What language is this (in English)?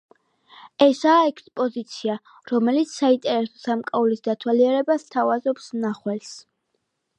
Georgian